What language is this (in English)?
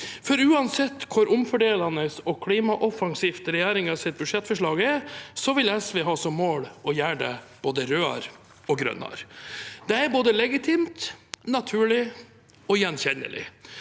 Norwegian